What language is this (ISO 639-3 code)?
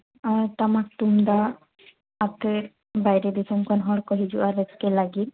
sat